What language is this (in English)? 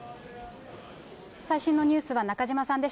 Japanese